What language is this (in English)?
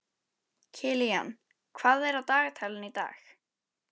Icelandic